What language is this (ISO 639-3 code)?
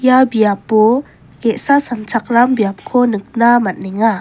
grt